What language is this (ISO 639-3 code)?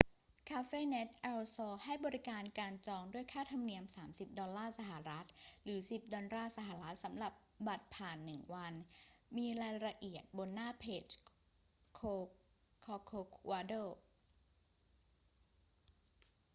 tha